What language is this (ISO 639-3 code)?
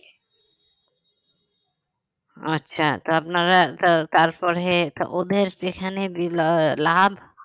ben